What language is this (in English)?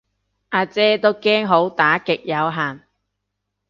Cantonese